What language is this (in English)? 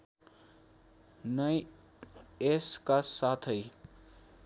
Nepali